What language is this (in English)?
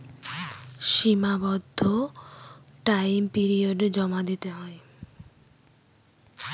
Bangla